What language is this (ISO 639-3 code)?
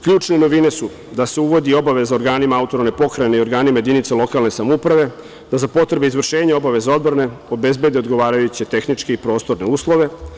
srp